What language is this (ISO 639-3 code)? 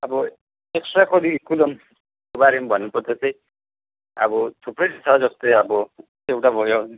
nep